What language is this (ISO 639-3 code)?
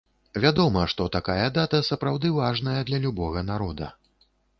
bel